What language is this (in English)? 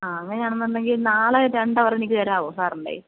Malayalam